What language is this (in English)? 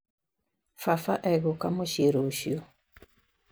Kikuyu